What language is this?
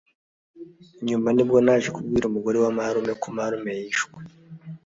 Kinyarwanda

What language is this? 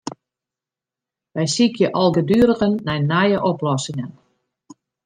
Western Frisian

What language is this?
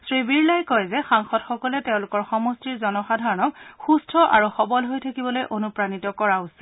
Assamese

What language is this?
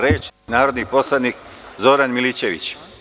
Serbian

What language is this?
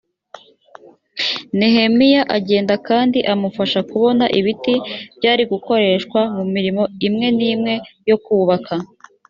Kinyarwanda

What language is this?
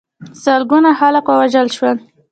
Pashto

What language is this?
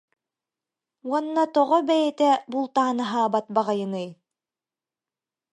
Yakut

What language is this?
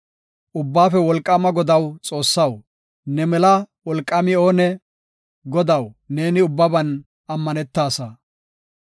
Gofa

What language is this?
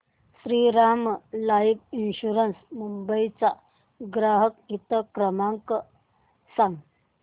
Marathi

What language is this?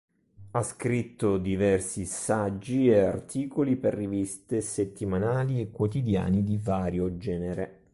Italian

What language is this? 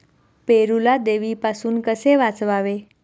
Marathi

